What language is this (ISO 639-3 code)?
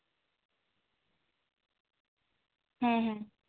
sat